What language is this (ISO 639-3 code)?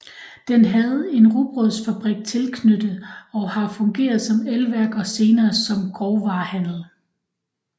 dan